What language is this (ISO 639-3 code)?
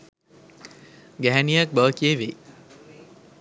sin